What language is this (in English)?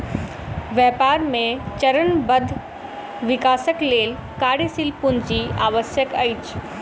Maithili